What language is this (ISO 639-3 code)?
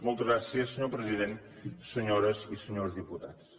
cat